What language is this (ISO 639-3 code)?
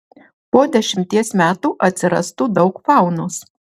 lit